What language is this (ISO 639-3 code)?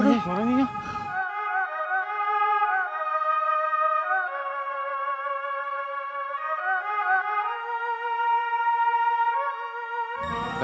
ind